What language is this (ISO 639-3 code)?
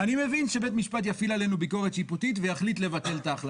heb